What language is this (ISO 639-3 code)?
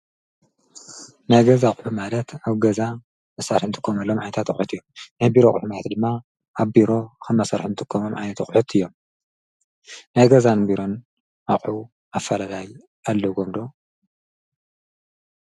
tir